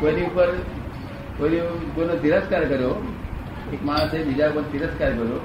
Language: Gujarati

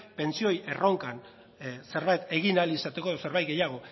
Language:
Basque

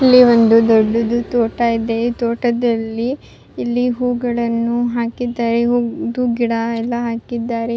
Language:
Kannada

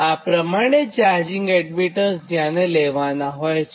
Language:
Gujarati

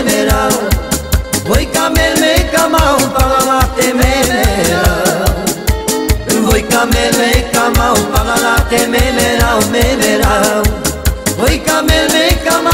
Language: Romanian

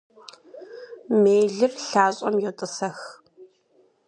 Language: Kabardian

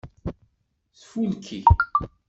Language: Kabyle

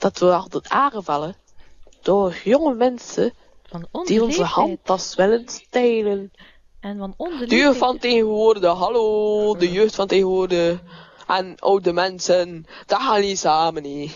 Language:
Dutch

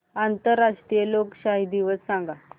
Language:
Marathi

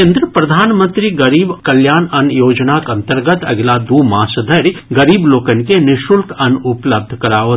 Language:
Maithili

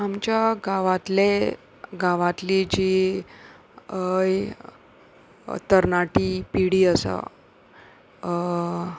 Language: Konkani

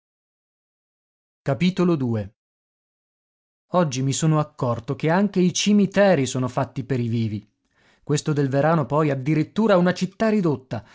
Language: Italian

